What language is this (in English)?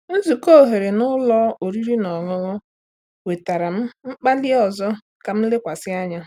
Igbo